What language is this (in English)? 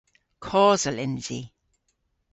Cornish